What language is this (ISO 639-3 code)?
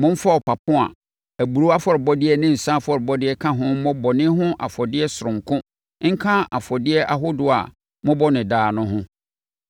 aka